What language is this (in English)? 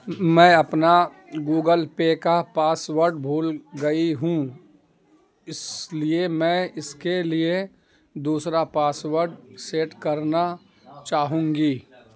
Urdu